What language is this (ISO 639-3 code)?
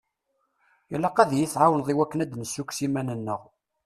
kab